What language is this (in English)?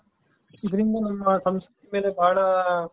Kannada